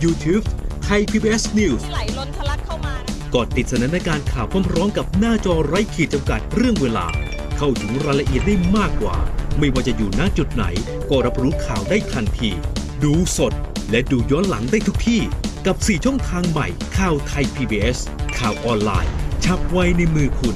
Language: Thai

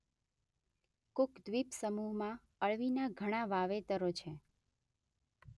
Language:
Gujarati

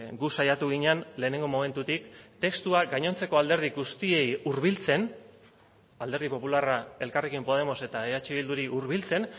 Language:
Basque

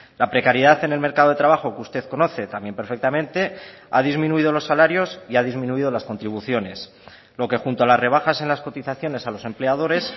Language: Spanish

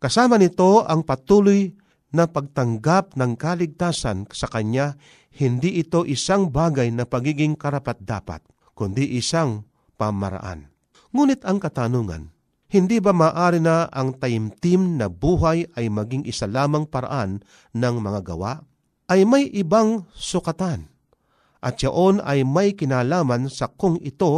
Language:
Filipino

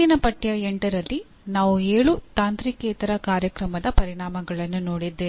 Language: Kannada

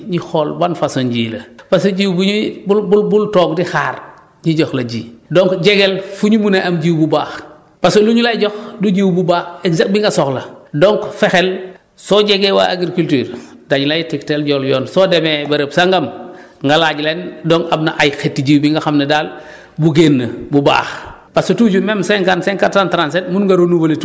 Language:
Wolof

